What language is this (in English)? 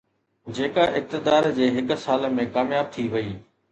Sindhi